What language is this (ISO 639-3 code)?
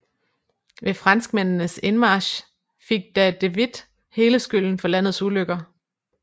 dan